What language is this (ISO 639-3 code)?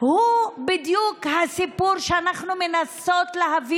heb